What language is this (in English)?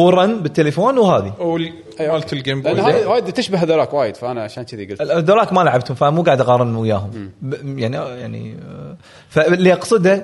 Arabic